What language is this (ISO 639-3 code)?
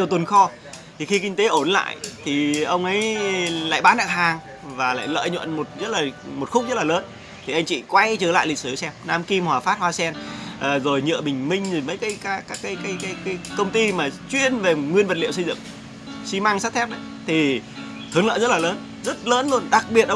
vie